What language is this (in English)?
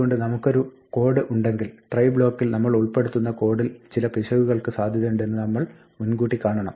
Malayalam